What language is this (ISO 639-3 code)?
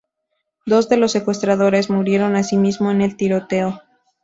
spa